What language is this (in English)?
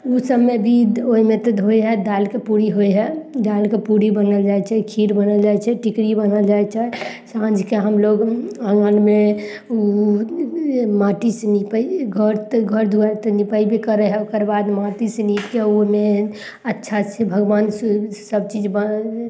Maithili